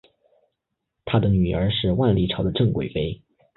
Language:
Chinese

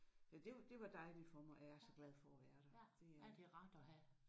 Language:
Danish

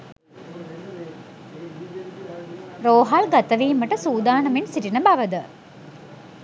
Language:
Sinhala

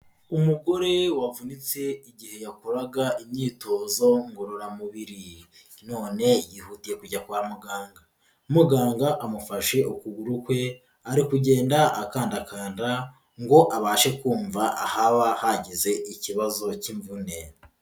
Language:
Kinyarwanda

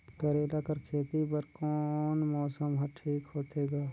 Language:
Chhattisgarhi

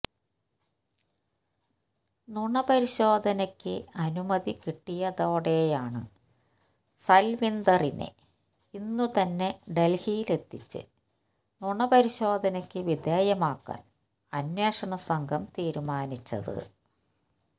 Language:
Malayalam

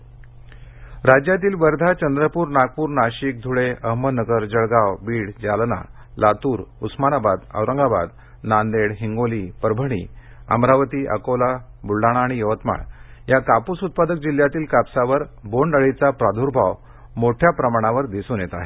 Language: Marathi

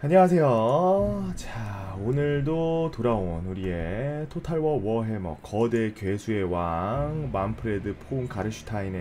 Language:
Korean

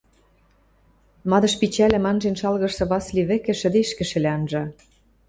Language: Western Mari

